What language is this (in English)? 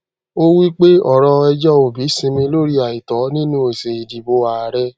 Yoruba